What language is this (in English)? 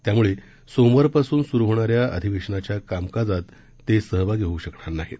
Marathi